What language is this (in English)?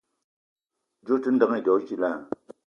Eton (Cameroon)